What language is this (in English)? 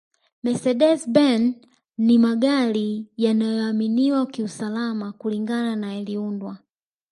Swahili